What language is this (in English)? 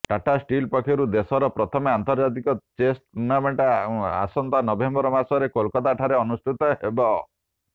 Odia